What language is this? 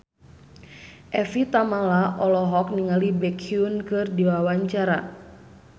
Sundanese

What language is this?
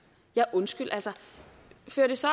Danish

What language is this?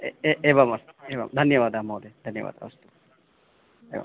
Sanskrit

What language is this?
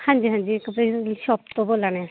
Dogri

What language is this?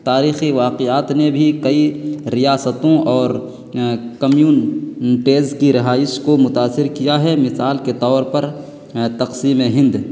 Urdu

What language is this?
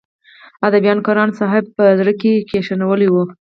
Pashto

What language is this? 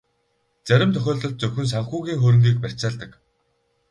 Mongolian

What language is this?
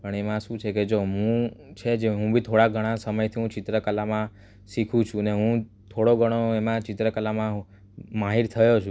Gujarati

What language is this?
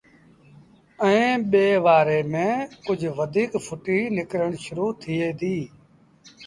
Sindhi Bhil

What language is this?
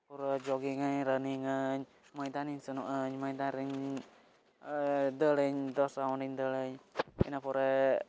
Santali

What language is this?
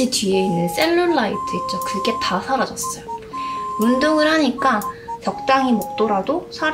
Korean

